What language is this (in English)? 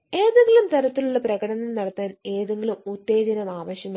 Malayalam